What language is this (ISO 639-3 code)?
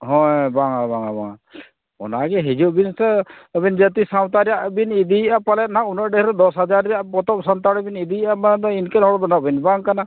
sat